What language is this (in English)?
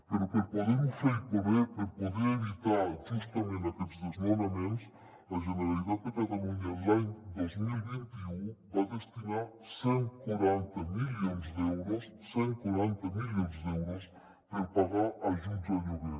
Catalan